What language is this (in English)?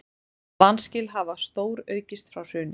Icelandic